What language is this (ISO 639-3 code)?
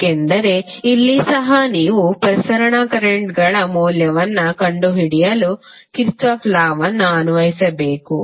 kan